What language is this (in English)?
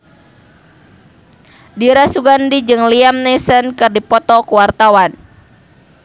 Sundanese